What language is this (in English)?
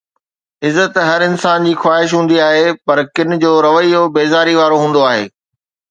Sindhi